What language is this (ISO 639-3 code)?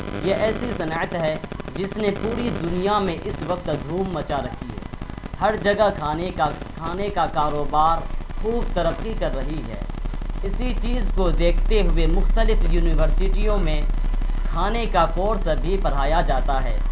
urd